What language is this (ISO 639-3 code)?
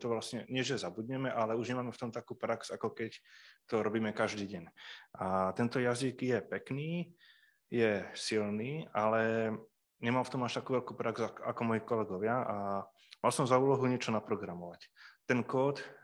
slk